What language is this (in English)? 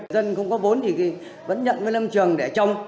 Vietnamese